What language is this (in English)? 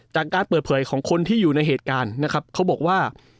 Thai